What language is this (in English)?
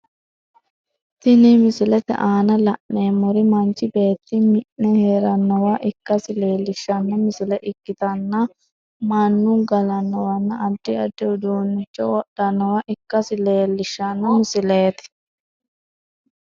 Sidamo